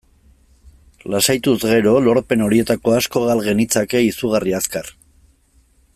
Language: Basque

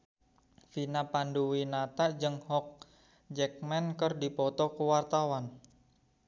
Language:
Sundanese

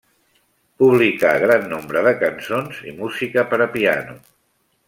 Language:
Catalan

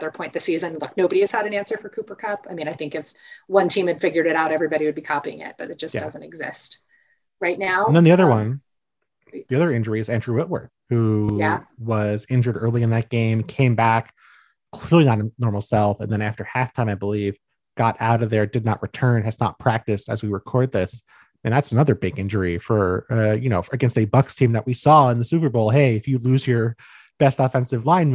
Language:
English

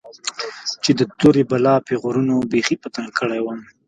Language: Pashto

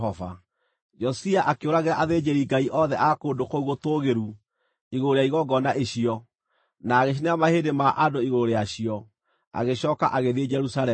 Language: Kikuyu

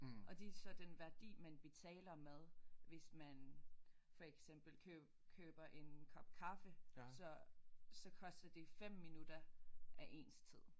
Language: Danish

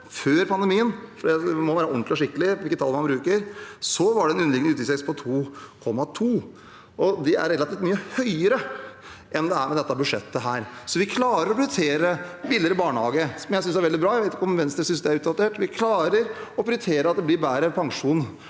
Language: Norwegian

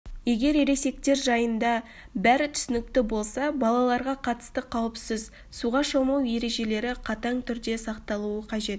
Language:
Kazakh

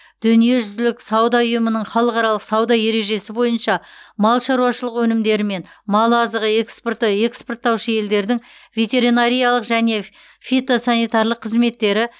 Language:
Kazakh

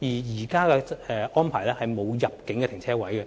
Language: Cantonese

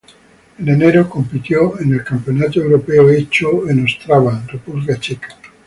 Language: Spanish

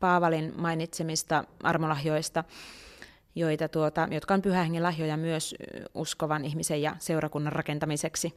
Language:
Finnish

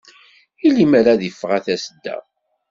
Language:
Kabyle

